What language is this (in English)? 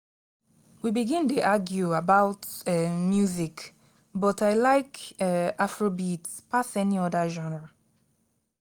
Nigerian Pidgin